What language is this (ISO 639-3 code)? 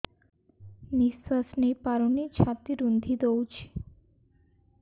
ori